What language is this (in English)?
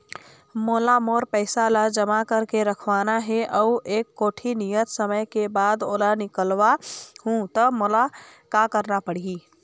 Chhattisgarhi